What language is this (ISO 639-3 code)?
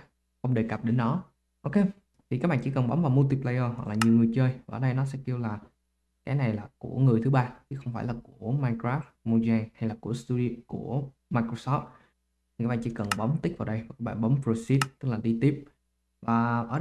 vie